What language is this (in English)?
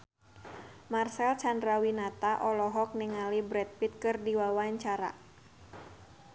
Sundanese